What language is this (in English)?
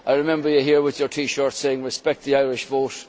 English